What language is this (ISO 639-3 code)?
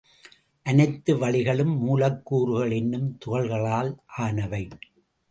tam